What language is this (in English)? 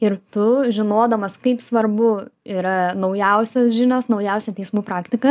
Lithuanian